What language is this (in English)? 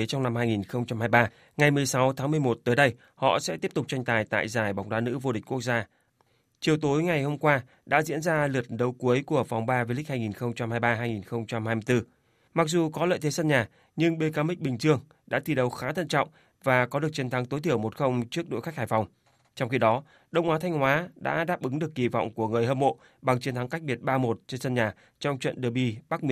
Vietnamese